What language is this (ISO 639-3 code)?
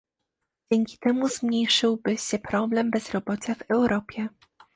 pol